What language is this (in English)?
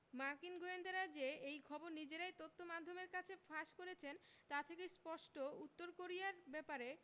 Bangla